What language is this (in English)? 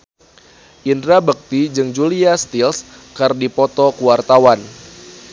Sundanese